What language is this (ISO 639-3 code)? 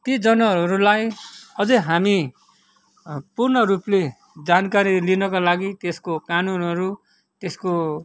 nep